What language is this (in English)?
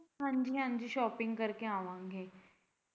Punjabi